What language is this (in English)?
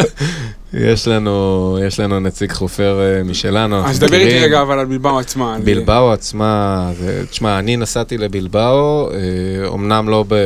Hebrew